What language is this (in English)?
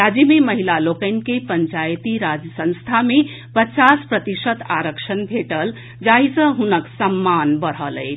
Maithili